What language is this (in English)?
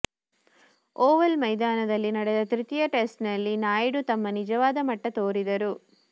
Kannada